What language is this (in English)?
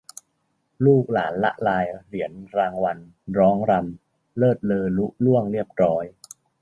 Thai